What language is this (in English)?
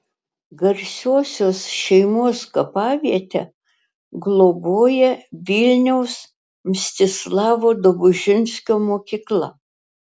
Lithuanian